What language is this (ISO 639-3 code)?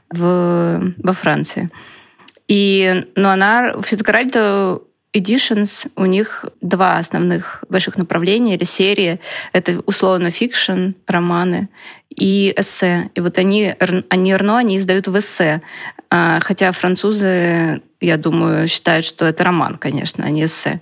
rus